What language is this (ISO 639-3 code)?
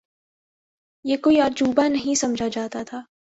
urd